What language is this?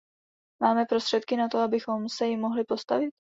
Czech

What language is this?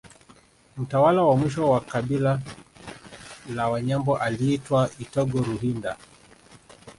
Swahili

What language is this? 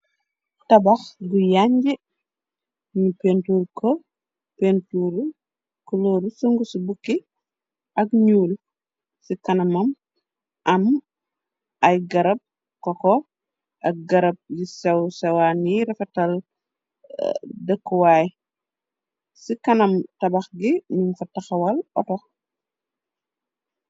Wolof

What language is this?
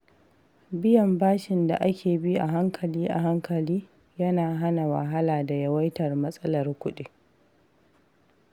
Hausa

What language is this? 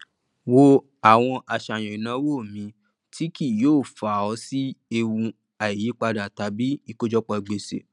Yoruba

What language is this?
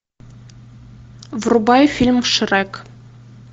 Russian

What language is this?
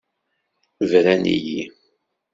Kabyle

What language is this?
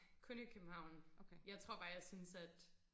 Danish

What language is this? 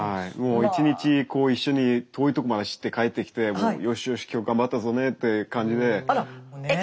Japanese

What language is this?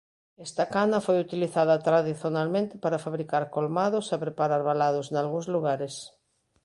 Galician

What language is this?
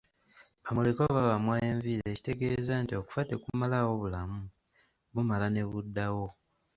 Ganda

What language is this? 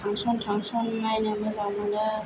Bodo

